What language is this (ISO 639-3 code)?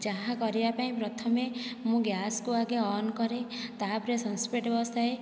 ori